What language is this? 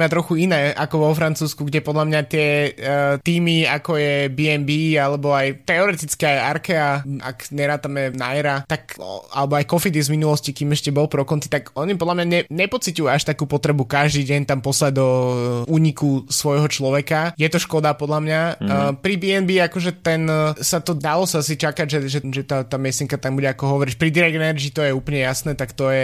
Slovak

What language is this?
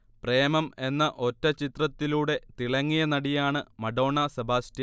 Malayalam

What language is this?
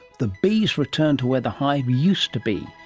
English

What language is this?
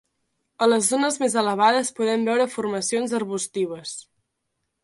Catalan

